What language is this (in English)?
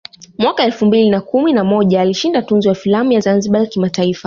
Swahili